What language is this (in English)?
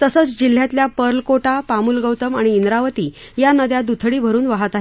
Marathi